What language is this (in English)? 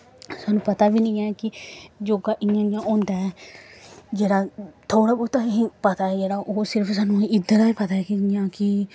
Dogri